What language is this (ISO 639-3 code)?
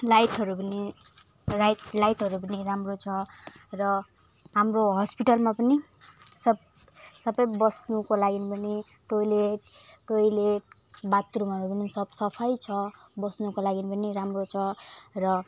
nep